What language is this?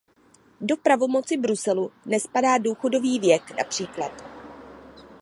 Czech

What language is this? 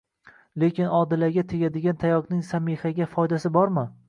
Uzbek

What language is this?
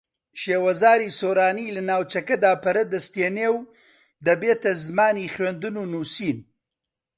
Central Kurdish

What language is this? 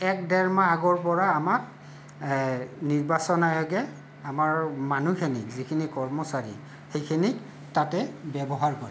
Assamese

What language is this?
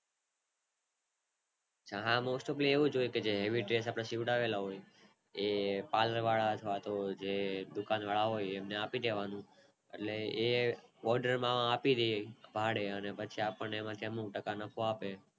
Gujarati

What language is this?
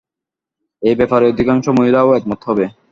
Bangla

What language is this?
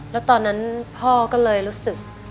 Thai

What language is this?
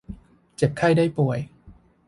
Thai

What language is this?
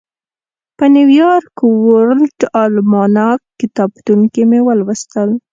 Pashto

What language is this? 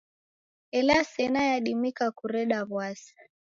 Taita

